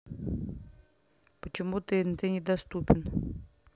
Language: Russian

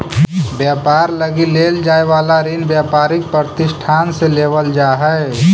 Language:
Magahi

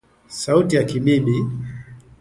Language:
Swahili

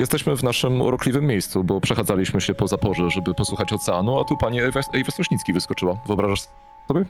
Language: Polish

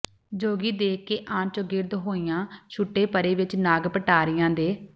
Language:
Punjabi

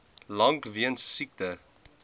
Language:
Afrikaans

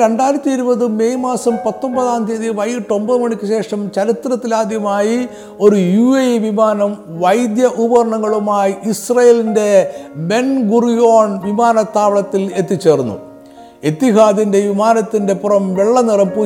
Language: Malayalam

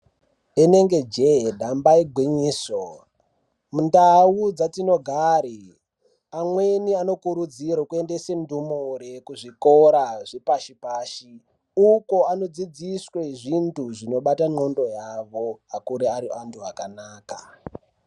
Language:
Ndau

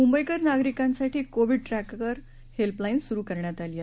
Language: Marathi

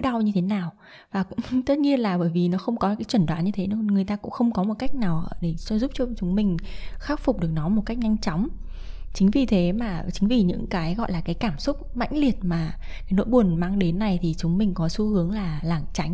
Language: Vietnamese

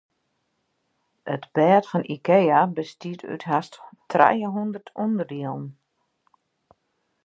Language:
Western Frisian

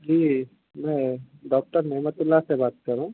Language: Urdu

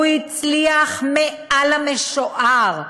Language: Hebrew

